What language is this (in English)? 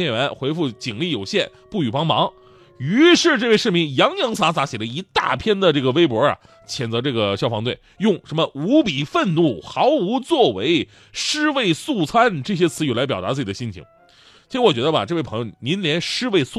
Chinese